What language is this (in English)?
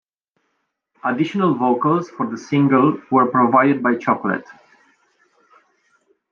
English